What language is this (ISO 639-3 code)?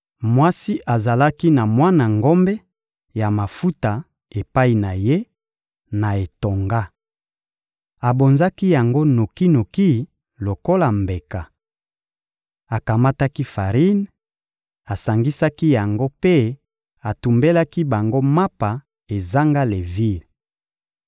lin